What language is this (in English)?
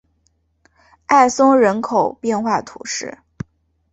Chinese